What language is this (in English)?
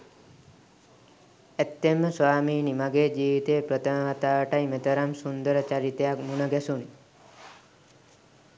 Sinhala